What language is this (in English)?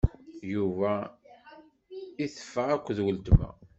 Kabyle